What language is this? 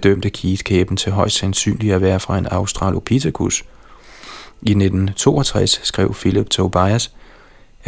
Danish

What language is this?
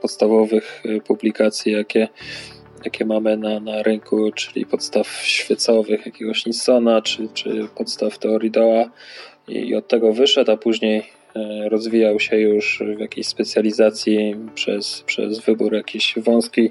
Polish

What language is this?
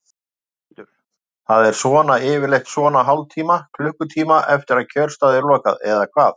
Icelandic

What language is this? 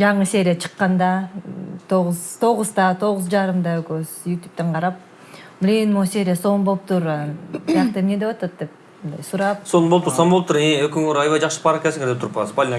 Turkish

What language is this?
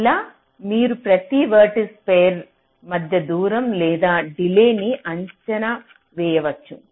Telugu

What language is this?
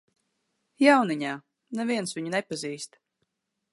Latvian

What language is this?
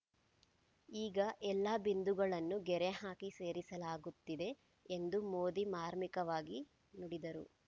Kannada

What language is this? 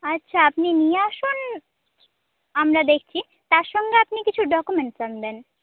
Bangla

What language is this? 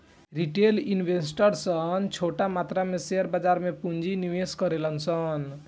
Bhojpuri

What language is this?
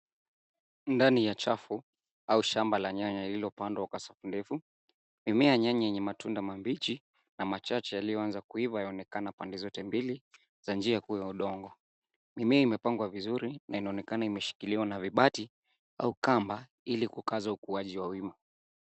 Swahili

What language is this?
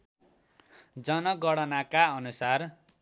Nepali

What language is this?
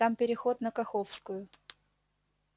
Russian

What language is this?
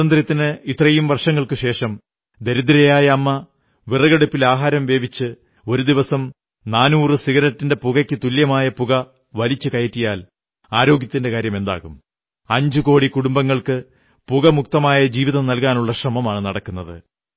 Malayalam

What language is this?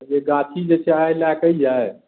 Maithili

